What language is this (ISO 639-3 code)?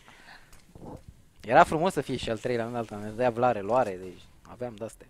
ron